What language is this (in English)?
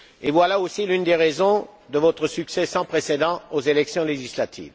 French